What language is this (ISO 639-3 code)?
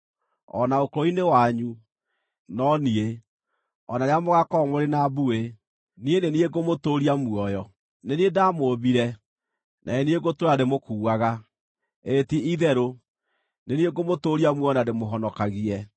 kik